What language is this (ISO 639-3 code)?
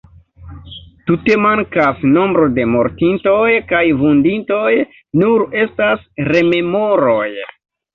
epo